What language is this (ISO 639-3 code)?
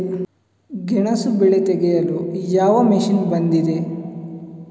kan